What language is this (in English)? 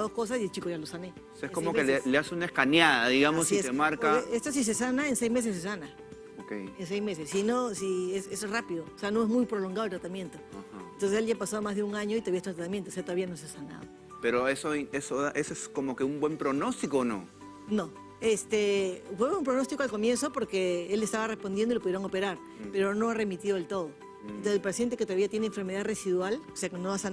Spanish